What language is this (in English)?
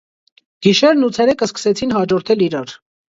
Armenian